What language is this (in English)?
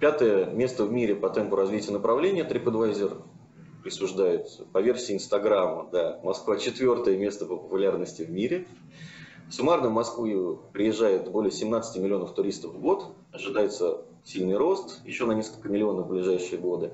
Russian